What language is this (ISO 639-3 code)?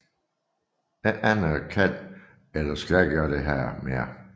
dan